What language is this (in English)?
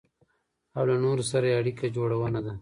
Pashto